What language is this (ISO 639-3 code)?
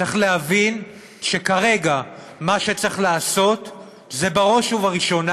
heb